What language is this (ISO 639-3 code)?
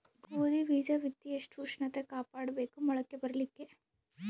kan